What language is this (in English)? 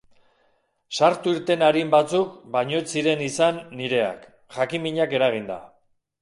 Basque